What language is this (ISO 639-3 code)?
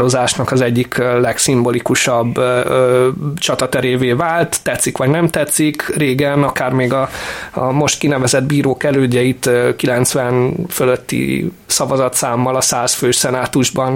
hun